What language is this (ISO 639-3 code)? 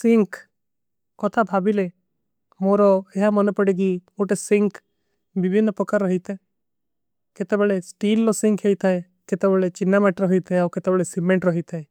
uki